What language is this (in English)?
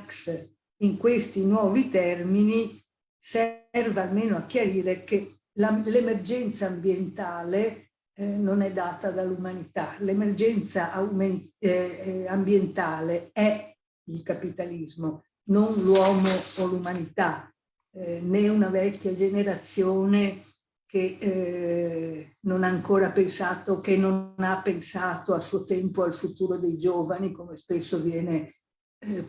Italian